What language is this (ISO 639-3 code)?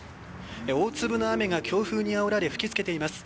jpn